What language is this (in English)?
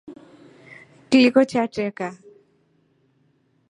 Rombo